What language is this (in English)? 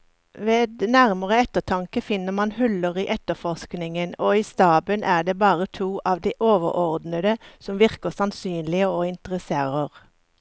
Norwegian